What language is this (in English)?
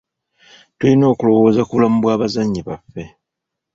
Ganda